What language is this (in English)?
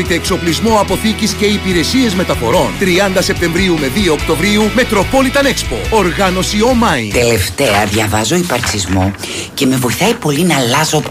Greek